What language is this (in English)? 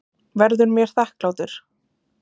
Icelandic